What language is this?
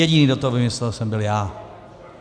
Czech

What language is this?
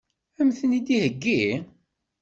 Kabyle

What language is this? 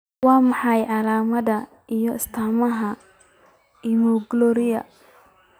Somali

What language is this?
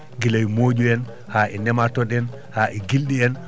Fula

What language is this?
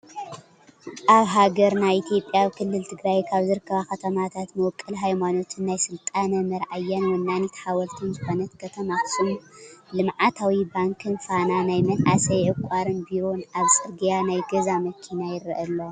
Tigrinya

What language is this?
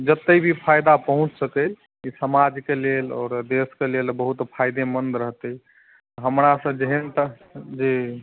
Maithili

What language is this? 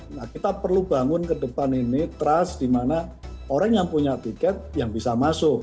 Indonesian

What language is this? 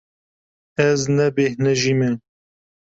Kurdish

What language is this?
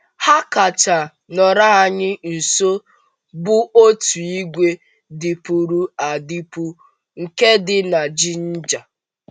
Igbo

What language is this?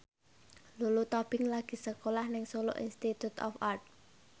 Javanese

